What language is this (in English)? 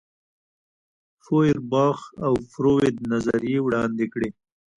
Pashto